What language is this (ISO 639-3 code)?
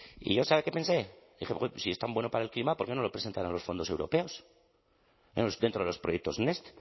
spa